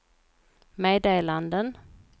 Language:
Swedish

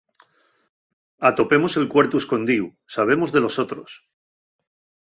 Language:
Asturian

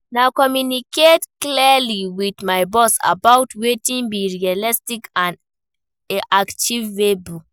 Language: Nigerian Pidgin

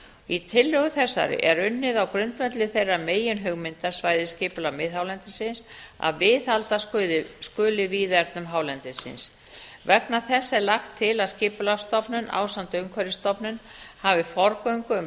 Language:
Icelandic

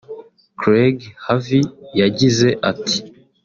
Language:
Kinyarwanda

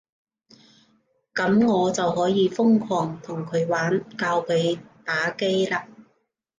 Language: Cantonese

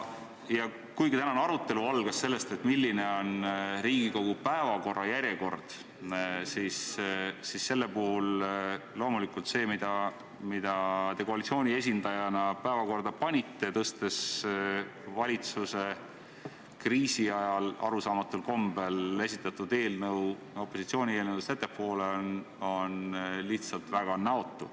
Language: Estonian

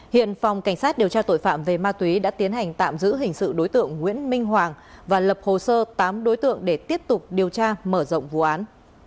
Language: Vietnamese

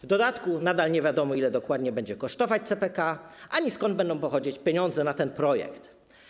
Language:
Polish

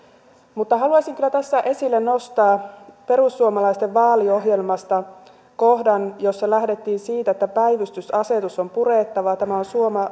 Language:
Finnish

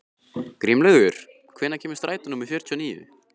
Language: Icelandic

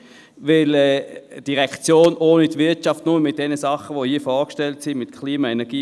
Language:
Swiss German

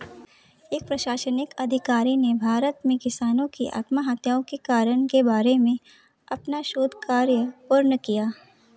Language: Hindi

